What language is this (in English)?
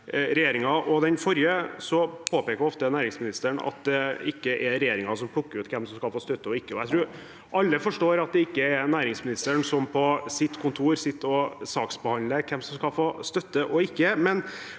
Norwegian